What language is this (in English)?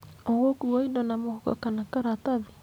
Kikuyu